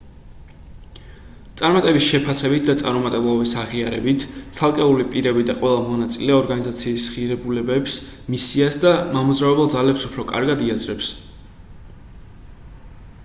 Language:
Georgian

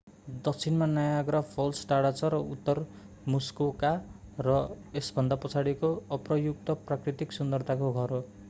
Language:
Nepali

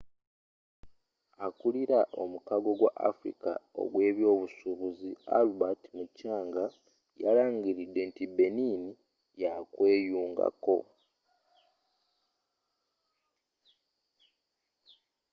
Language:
Ganda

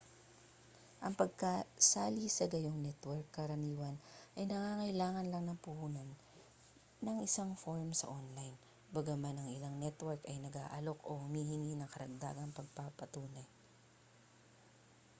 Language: Filipino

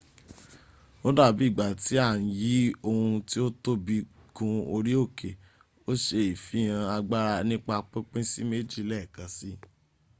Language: Yoruba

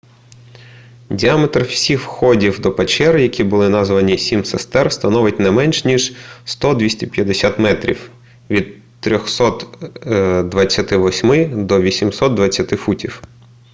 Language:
Ukrainian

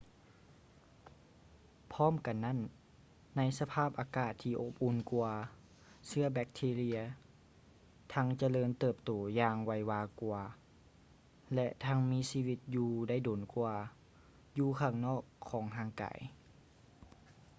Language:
Lao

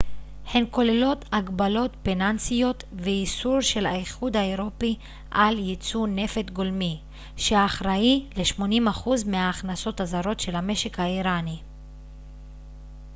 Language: Hebrew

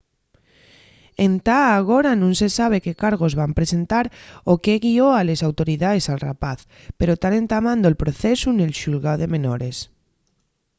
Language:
Asturian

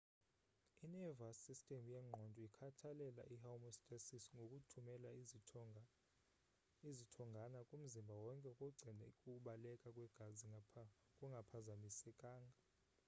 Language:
Xhosa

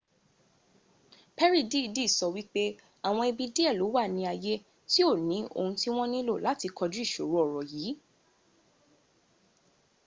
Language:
Yoruba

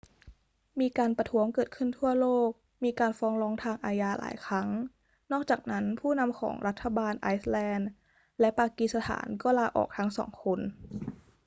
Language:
Thai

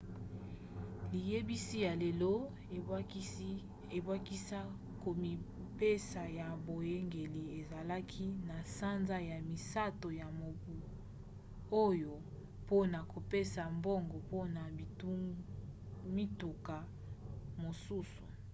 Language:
Lingala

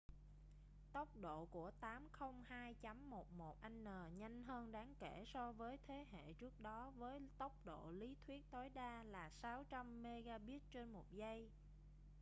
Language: Vietnamese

